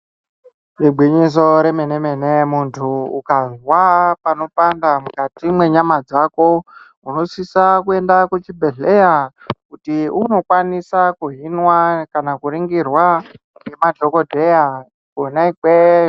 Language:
Ndau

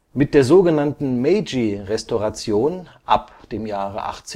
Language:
German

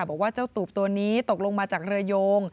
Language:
Thai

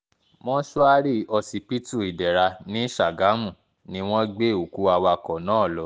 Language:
Yoruba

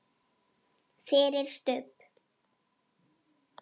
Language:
Icelandic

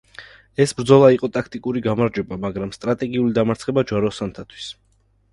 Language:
Georgian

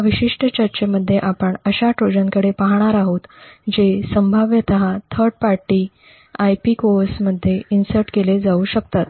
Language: Marathi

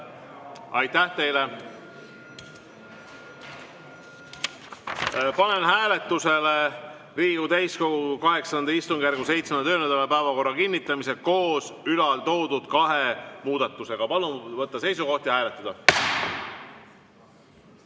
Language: Estonian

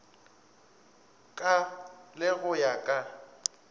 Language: Northern Sotho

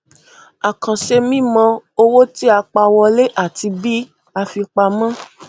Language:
Yoruba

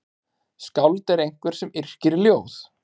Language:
Icelandic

